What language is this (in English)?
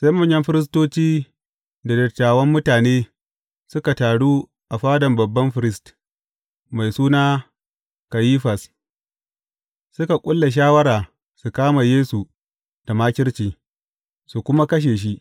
Hausa